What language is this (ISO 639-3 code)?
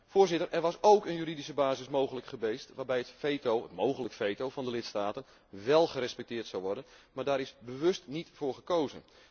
nld